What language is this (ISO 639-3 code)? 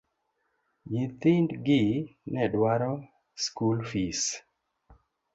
luo